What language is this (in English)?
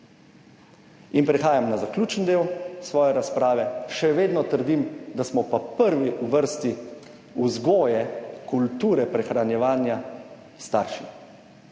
Slovenian